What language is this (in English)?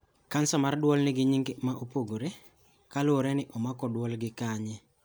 Luo (Kenya and Tanzania)